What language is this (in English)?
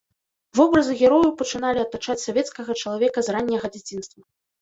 Belarusian